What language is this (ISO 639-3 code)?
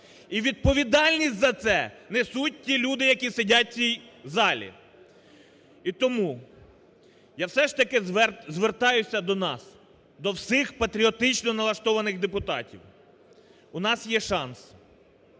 ukr